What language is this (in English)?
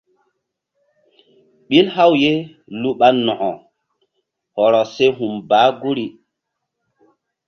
Mbum